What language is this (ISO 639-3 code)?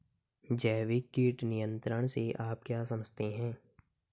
hin